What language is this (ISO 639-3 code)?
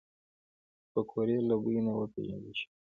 pus